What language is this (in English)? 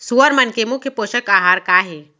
Chhattisgarhi